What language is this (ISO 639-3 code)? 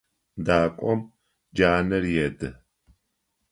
ady